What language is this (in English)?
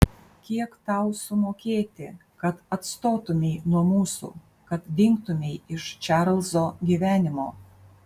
Lithuanian